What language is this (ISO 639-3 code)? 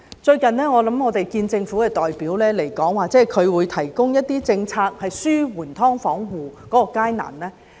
yue